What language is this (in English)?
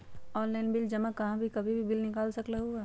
Magahi